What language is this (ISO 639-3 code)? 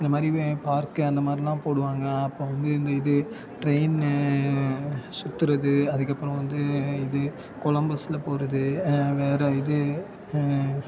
tam